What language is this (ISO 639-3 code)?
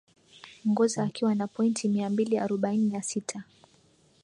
swa